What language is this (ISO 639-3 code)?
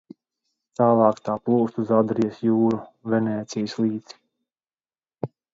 lav